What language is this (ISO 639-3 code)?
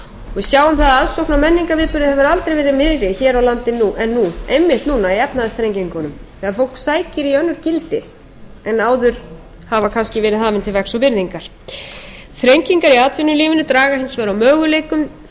isl